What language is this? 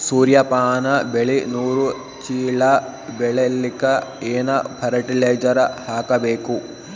Kannada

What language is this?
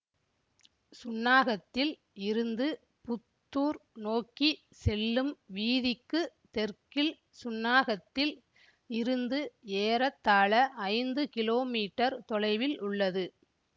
Tamil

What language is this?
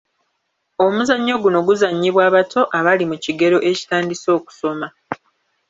Ganda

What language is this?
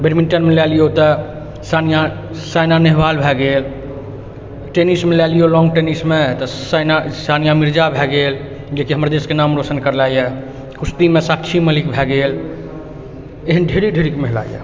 Maithili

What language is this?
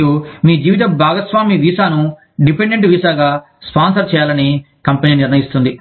Telugu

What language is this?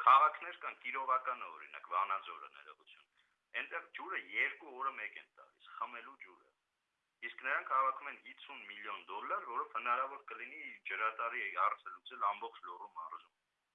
Armenian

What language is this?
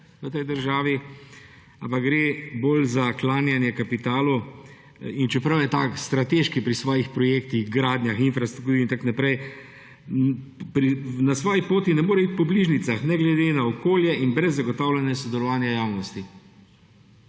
Slovenian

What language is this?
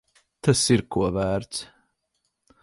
Latvian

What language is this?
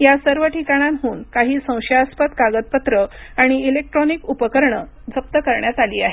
Marathi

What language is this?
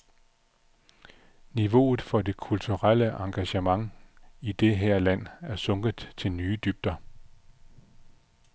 Danish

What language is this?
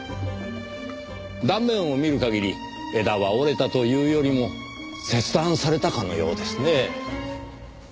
Japanese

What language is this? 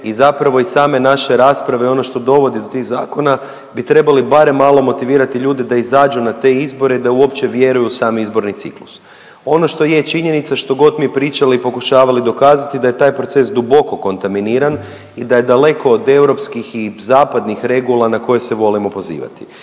Croatian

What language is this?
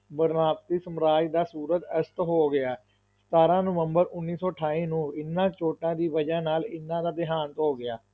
Punjabi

